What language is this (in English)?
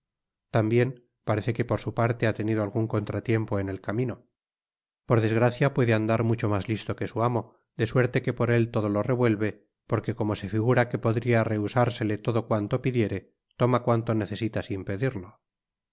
Spanish